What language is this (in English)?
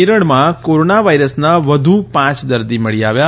Gujarati